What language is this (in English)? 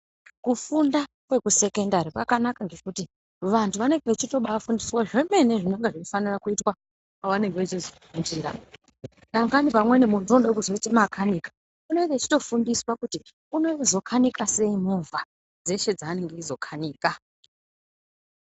Ndau